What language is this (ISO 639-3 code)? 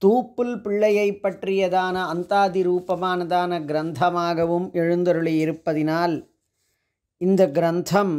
hin